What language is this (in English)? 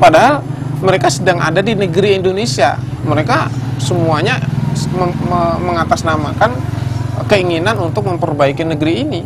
Indonesian